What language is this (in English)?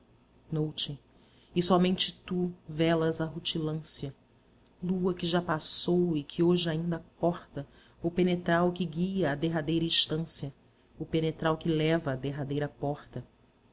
Portuguese